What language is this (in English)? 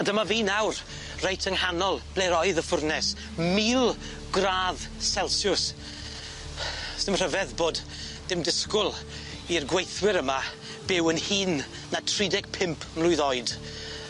Welsh